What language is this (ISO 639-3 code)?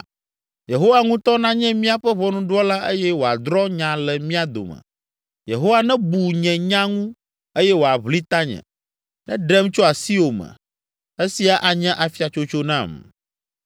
ewe